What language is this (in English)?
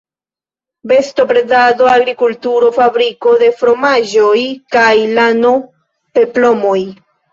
Esperanto